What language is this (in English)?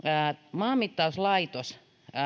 Finnish